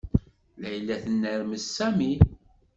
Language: Kabyle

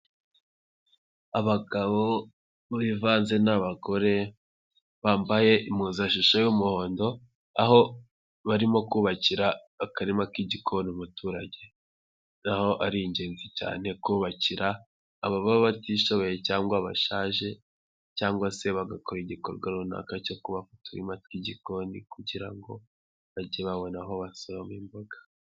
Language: Kinyarwanda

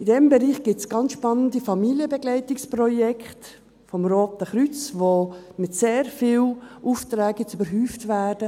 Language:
Swiss German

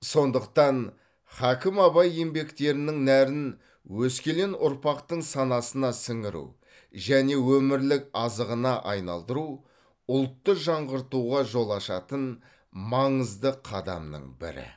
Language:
Kazakh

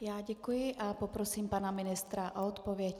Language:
Czech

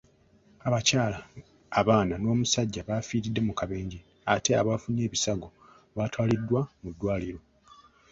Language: Ganda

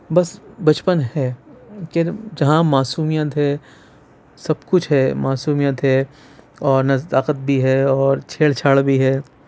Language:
Urdu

